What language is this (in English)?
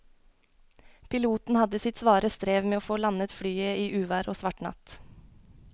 Norwegian